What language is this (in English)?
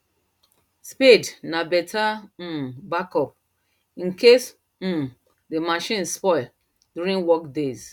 Nigerian Pidgin